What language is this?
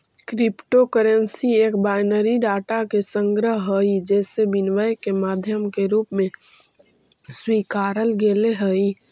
Magahi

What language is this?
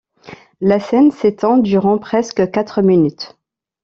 French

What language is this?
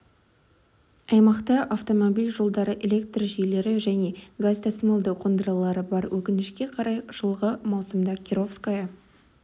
Kazakh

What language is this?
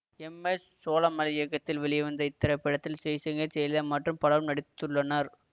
Tamil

